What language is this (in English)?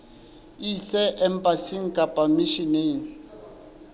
Southern Sotho